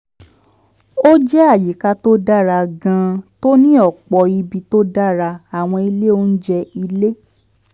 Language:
Yoruba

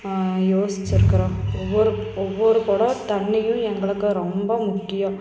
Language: Tamil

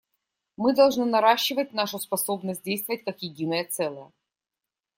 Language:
Russian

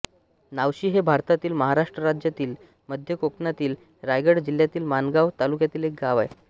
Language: Marathi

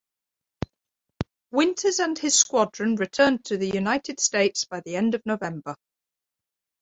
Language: English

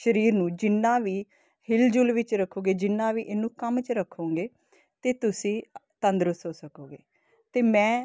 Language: Punjabi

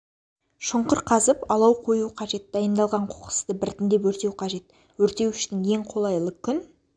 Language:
Kazakh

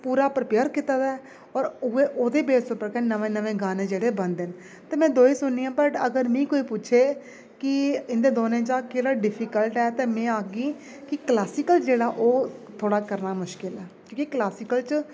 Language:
Dogri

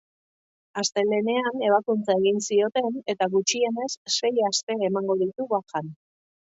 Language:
Basque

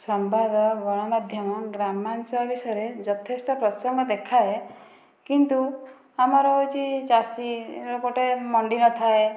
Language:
Odia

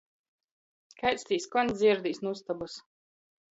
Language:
Latgalian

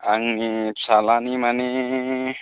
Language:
Bodo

